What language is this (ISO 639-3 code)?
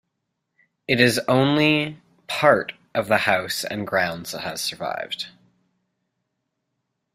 eng